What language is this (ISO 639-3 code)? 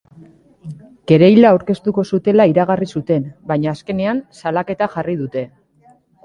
eus